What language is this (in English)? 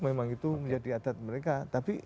Indonesian